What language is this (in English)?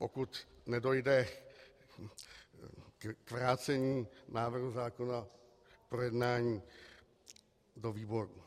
Czech